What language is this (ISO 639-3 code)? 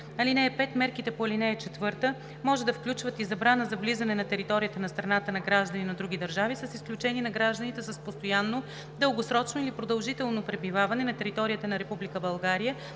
bul